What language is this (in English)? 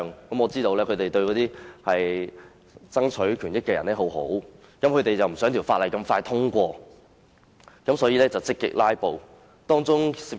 Cantonese